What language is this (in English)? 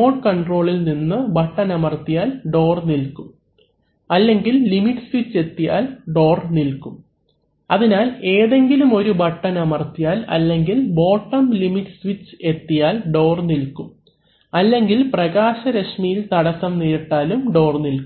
Malayalam